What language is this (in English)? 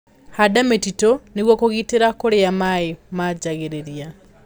Kikuyu